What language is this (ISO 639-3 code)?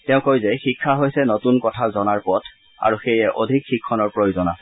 asm